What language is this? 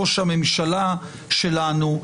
Hebrew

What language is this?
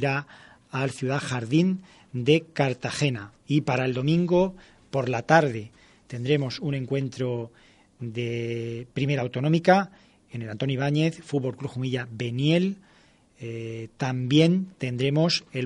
Spanish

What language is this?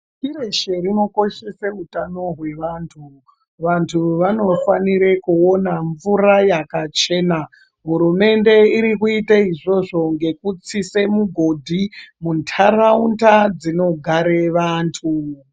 Ndau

